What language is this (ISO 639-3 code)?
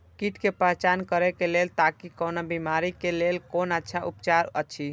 mai